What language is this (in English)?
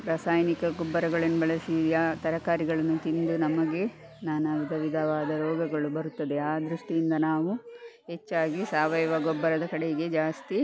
Kannada